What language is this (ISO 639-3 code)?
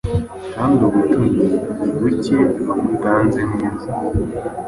kin